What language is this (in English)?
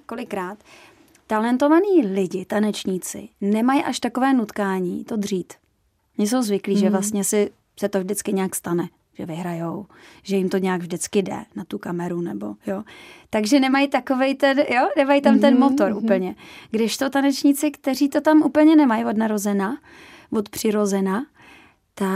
Czech